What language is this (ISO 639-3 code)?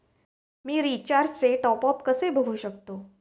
mar